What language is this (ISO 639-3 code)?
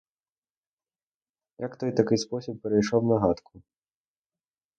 ukr